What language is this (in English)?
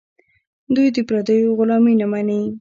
Pashto